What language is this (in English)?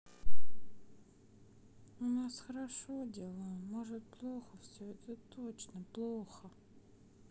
Russian